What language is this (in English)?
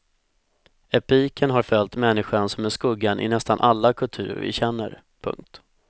Swedish